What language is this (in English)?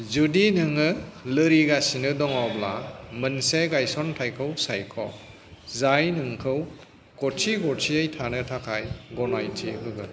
Bodo